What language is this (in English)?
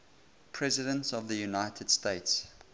English